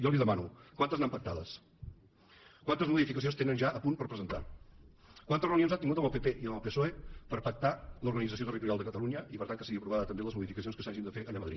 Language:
Catalan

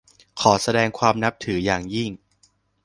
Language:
Thai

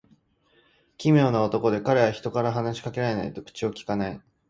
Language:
Japanese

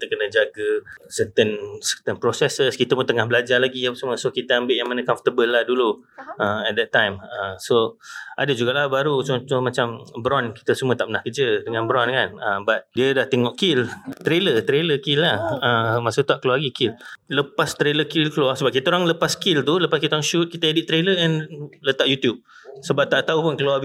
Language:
Malay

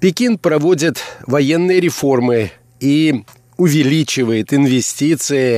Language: Russian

